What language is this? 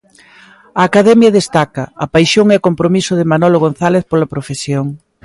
Galician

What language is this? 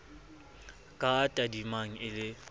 Southern Sotho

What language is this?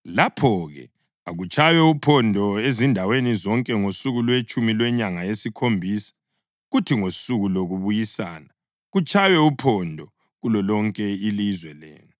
North Ndebele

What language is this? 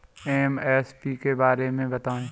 Hindi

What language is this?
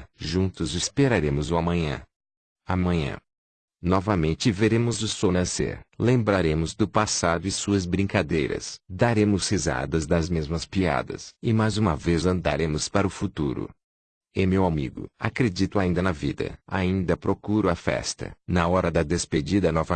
Portuguese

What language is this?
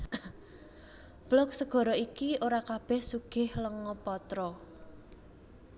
Javanese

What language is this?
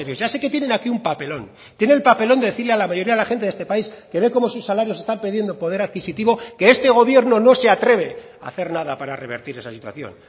Spanish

